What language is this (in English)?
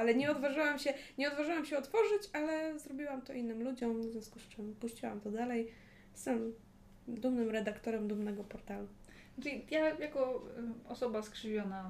Polish